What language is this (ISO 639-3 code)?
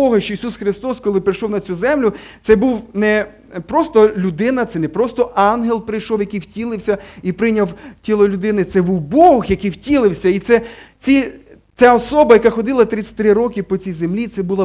ukr